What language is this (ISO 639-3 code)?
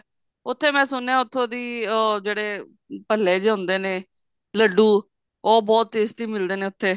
pan